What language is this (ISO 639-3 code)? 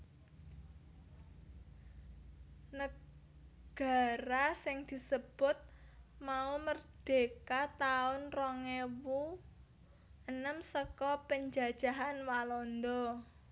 jav